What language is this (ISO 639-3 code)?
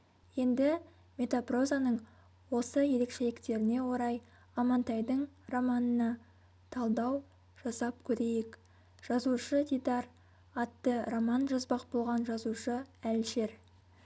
kaz